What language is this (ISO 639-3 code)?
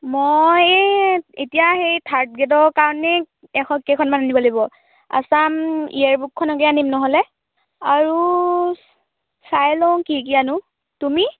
asm